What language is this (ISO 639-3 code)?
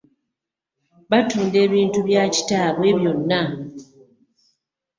lug